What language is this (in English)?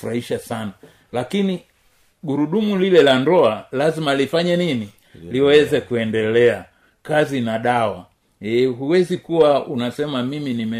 Swahili